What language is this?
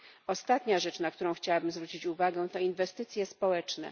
Polish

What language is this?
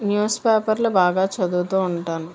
Telugu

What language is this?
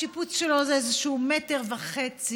Hebrew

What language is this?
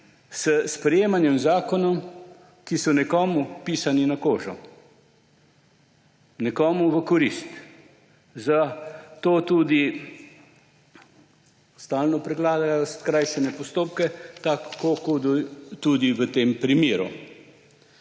Slovenian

